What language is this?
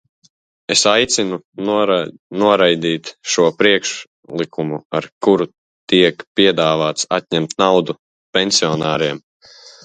Latvian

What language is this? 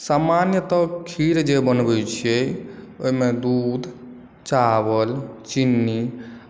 Maithili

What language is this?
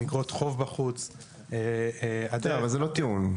Hebrew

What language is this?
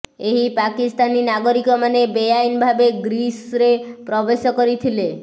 Odia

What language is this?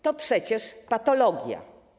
Polish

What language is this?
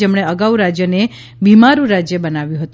Gujarati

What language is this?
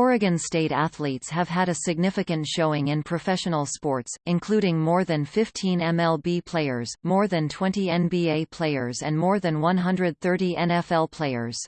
English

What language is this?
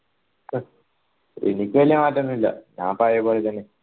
Malayalam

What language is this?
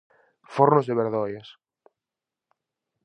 Galician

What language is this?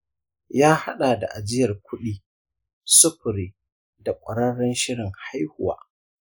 Hausa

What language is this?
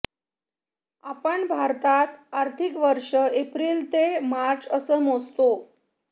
Marathi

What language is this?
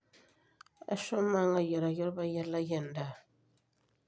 Masai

